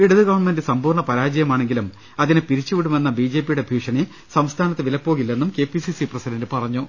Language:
Malayalam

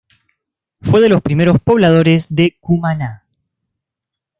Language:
Spanish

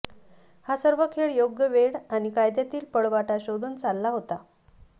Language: Marathi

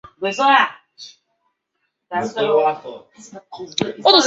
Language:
Chinese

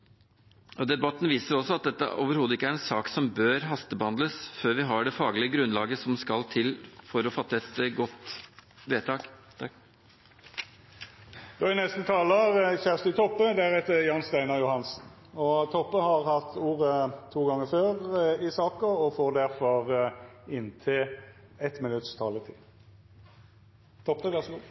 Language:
Norwegian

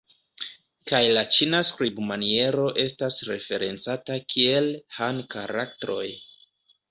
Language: Esperanto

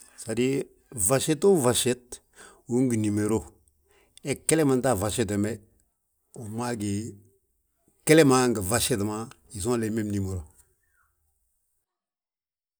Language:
Balanta-Ganja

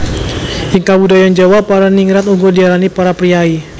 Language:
Javanese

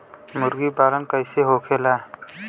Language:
Bhojpuri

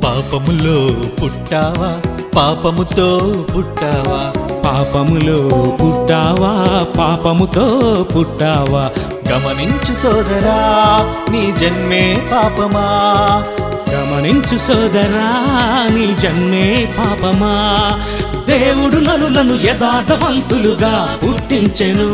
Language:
Telugu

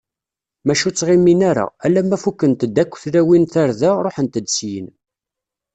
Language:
Kabyle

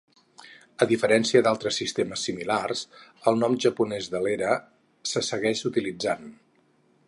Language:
Catalan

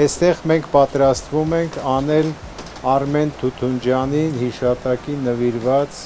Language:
Turkish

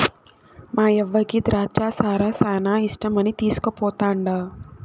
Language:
Telugu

